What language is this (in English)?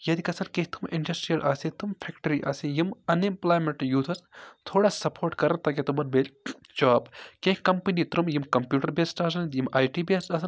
Kashmiri